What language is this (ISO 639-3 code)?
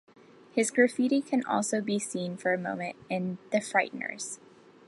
eng